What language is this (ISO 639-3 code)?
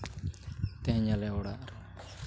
sat